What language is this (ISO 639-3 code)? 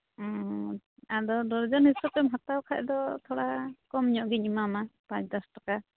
sat